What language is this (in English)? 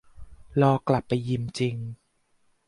Thai